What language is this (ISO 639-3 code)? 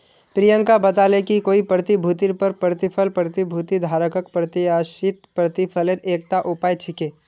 mag